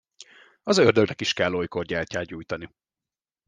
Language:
Hungarian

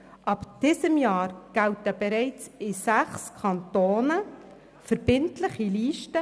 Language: Swiss German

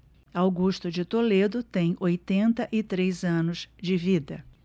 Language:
Portuguese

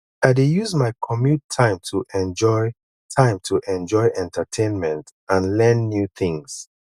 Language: Nigerian Pidgin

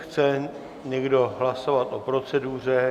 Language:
Czech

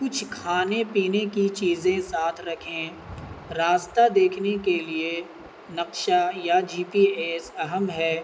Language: Urdu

